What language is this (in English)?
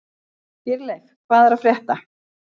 Icelandic